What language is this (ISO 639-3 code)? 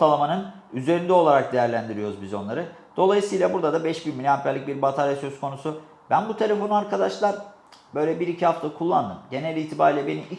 tur